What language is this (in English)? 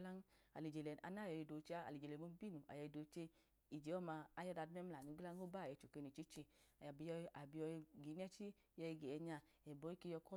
Idoma